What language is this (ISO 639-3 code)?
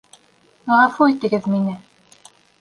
bak